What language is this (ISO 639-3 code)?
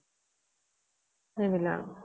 asm